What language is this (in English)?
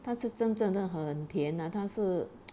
English